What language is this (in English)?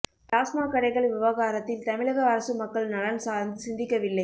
Tamil